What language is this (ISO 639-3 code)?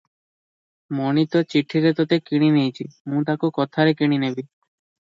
ori